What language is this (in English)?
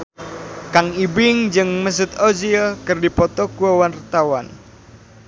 Sundanese